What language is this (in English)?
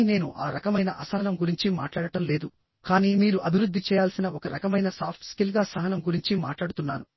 Telugu